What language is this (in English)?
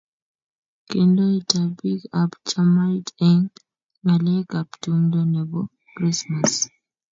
Kalenjin